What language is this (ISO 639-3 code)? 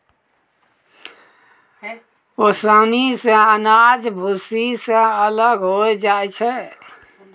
mai